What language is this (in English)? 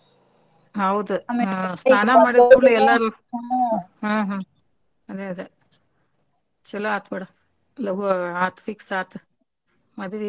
Kannada